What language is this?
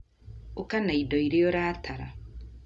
Kikuyu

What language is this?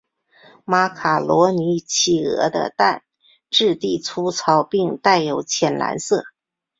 Chinese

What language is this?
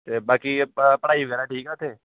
Punjabi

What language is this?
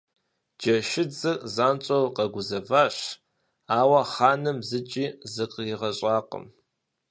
Kabardian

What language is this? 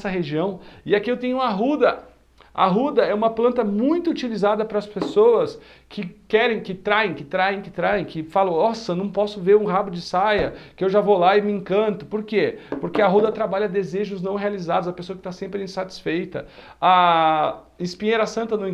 Portuguese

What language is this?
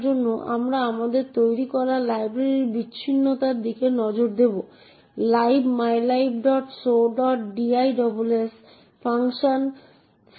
Bangla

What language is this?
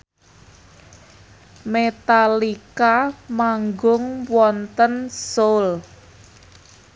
Javanese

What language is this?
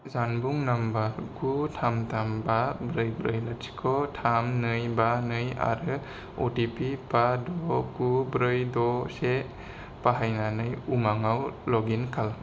Bodo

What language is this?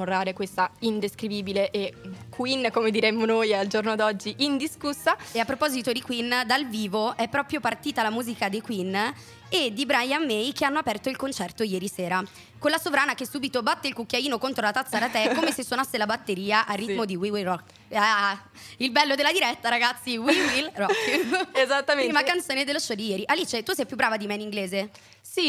Italian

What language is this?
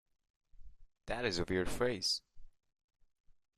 English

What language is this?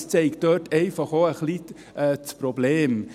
Swiss German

